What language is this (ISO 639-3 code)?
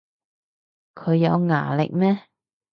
yue